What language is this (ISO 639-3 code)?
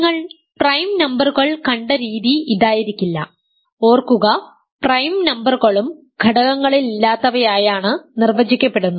mal